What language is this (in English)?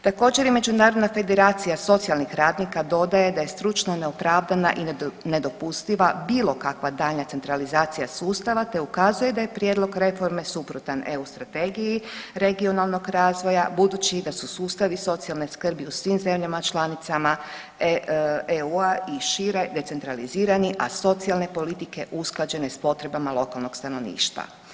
Croatian